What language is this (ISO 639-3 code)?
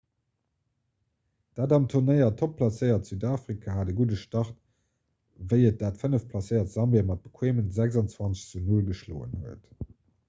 ltz